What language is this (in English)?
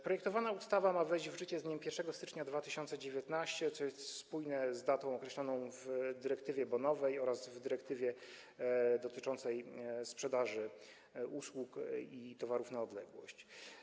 Polish